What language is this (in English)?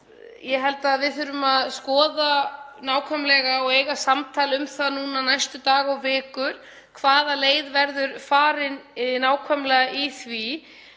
Icelandic